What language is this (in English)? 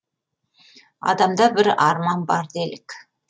Kazakh